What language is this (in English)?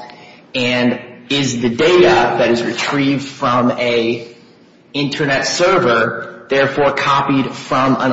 English